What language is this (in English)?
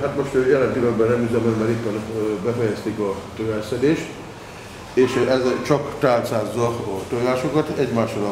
Hungarian